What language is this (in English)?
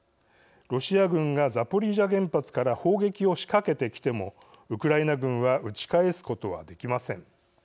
Japanese